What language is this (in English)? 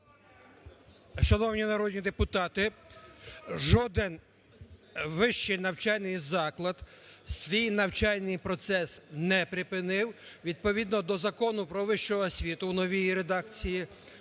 Ukrainian